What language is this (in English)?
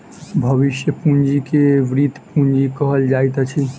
Maithili